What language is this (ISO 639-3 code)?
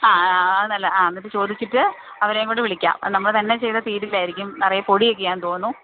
mal